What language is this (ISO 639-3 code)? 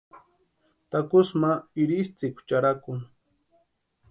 pua